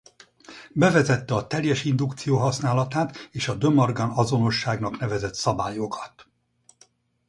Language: Hungarian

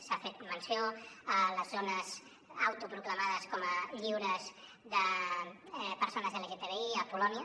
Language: Catalan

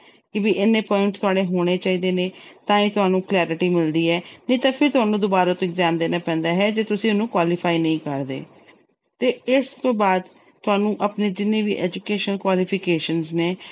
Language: Punjabi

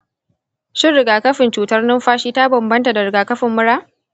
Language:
Hausa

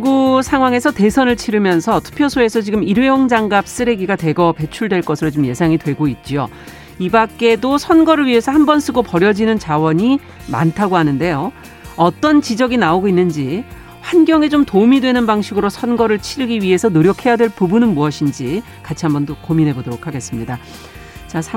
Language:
Korean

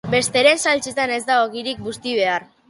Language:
Basque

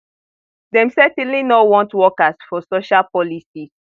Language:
Nigerian Pidgin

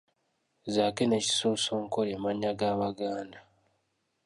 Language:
Ganda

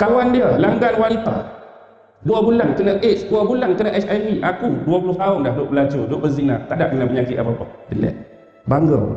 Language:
Malay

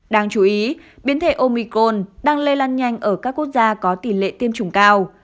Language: Vietnamese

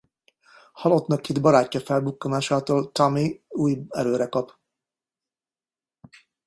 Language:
Hungarian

